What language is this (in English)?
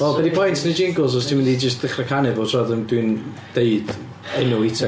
Welsh